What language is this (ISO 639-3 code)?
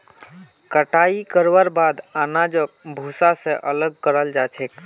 mag